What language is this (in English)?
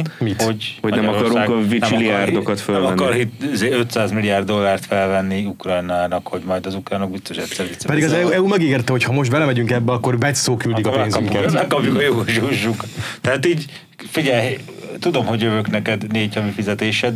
Hungarian